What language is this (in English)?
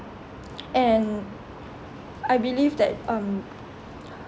English